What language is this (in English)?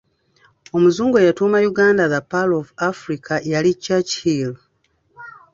Ganda